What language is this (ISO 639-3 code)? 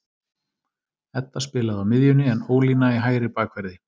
isl